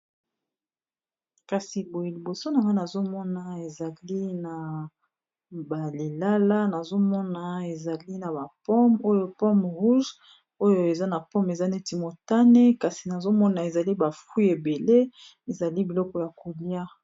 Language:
Lingala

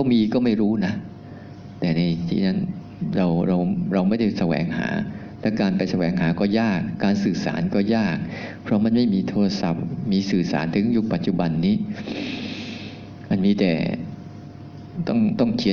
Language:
Thai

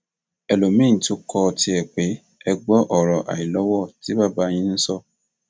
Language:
Yoruba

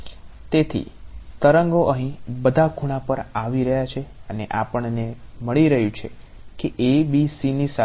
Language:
Gujarati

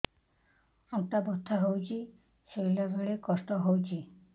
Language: Odia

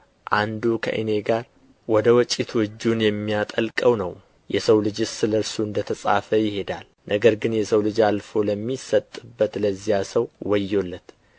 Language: Amharic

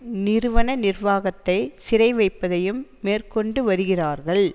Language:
Tamil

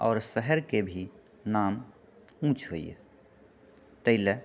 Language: Maithili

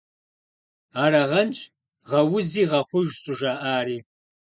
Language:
Kabardian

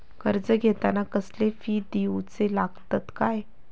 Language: Marathi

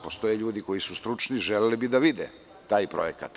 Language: Serbian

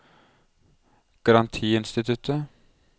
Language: Norwegian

